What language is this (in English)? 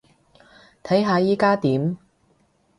Cantonese